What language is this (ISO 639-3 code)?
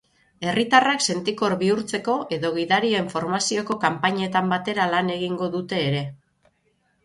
eus